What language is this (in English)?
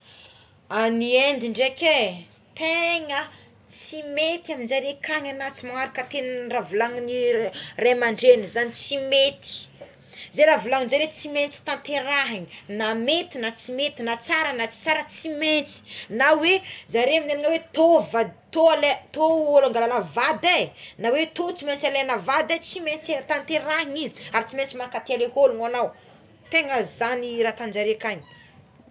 Tsimihety Malagasy